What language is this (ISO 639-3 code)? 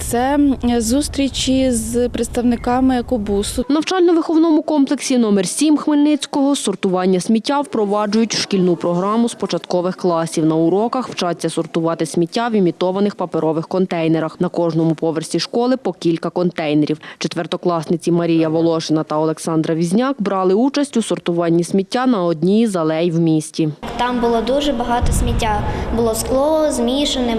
ukr